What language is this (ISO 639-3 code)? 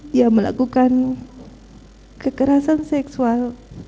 ind